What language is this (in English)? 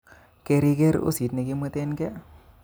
Kalenjin